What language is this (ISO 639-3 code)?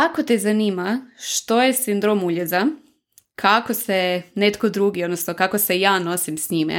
hrv